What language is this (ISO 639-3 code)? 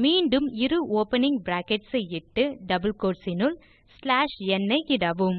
eng